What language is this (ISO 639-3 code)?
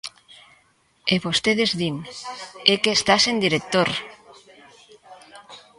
glg